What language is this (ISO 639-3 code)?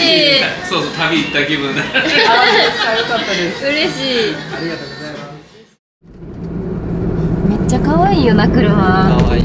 jpn